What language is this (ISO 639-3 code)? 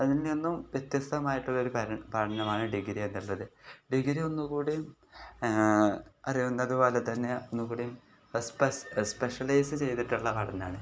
mal